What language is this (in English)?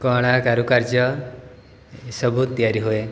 Odia